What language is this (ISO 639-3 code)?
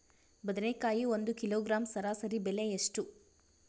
kan